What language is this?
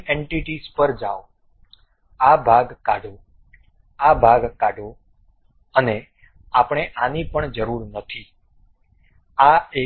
Gujarati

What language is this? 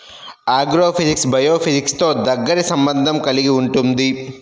Telugu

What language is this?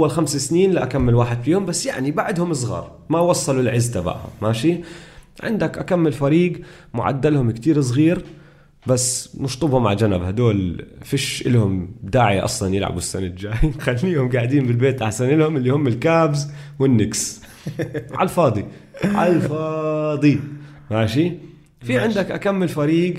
Arabic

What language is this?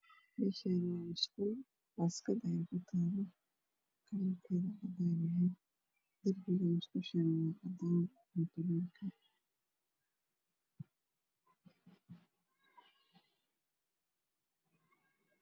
Somali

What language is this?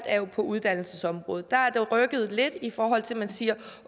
Danish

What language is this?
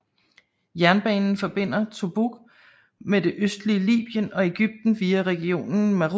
Danish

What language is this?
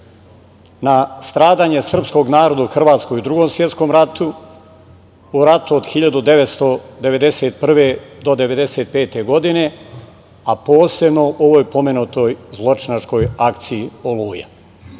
Serbian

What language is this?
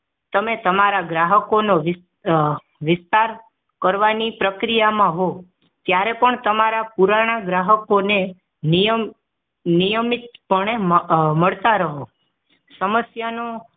Gujarati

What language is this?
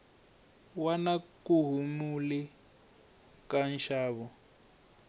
Tsonga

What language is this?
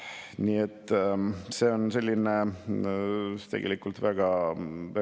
Estonian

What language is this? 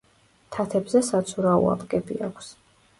Georgian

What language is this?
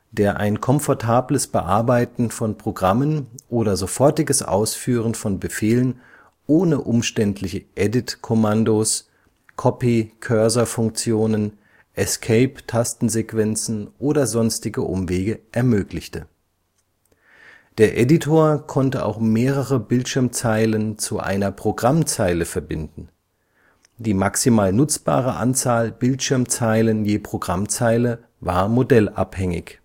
German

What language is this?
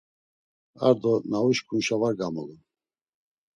Laz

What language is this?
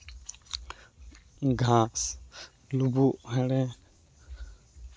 Santali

